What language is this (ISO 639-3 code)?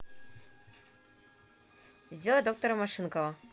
rus